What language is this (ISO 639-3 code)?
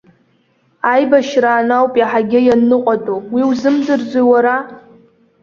abk